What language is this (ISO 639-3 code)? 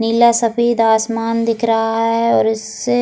hin